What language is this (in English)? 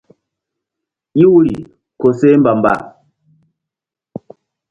Mbum